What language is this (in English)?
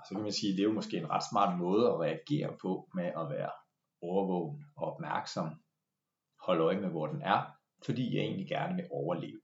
Danish